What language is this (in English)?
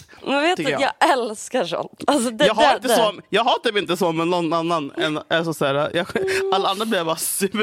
Swedish